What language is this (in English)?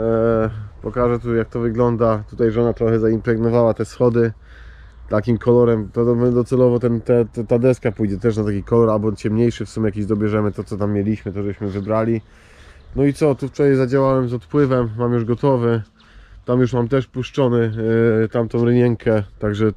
Polish